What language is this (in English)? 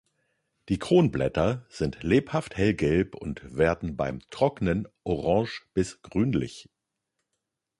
German